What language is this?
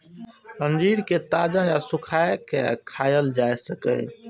Maithili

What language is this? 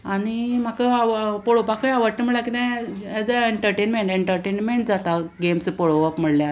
Konkani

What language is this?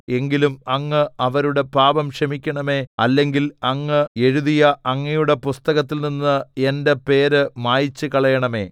Malayalam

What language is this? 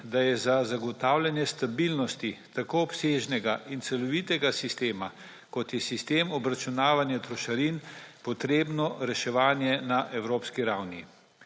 Slovenian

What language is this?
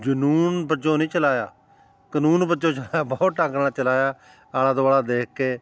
Punjabi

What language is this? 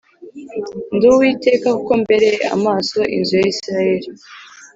Kinyarwanda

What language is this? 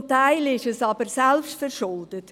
Swiss German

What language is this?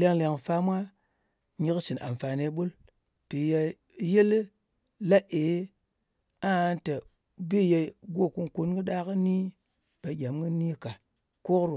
Ngas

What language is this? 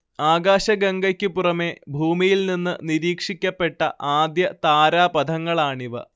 Malayalam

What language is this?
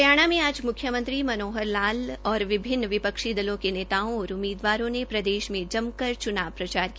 Hindi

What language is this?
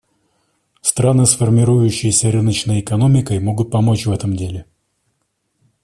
Russian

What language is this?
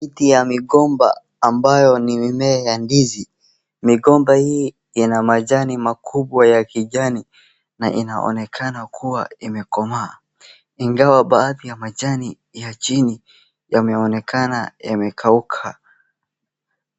Swahili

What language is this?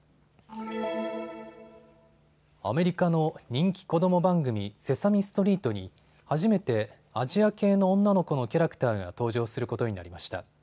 Japanese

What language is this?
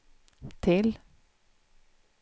Swedish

